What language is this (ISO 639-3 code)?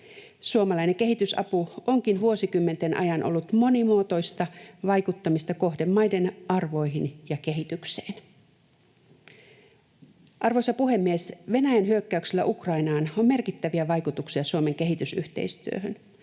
fin